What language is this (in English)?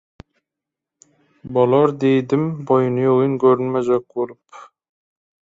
Turkmen